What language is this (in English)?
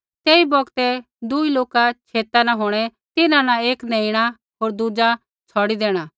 Kullu Pahari